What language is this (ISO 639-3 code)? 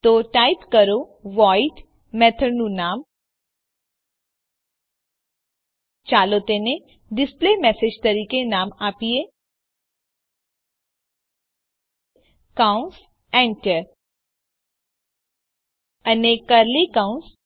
guj